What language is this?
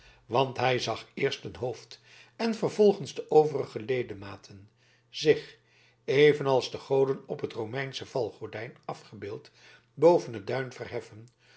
Dutch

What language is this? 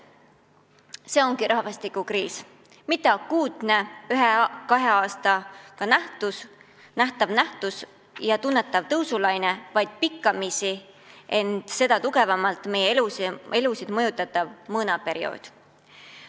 Estonian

